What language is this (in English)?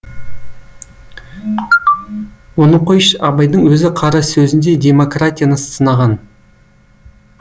Kazakh